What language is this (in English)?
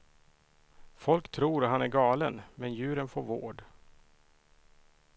Swedish